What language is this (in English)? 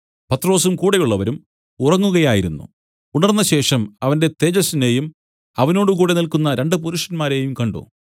Malayalam